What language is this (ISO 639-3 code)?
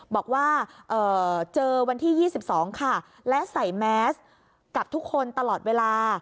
tha